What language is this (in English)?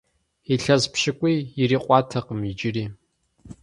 Kabardian